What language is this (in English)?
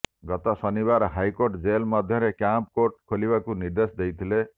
Odia